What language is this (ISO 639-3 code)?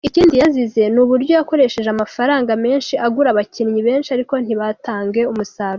kin